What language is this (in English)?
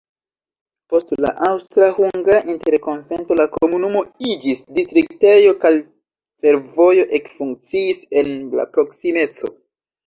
Esperanto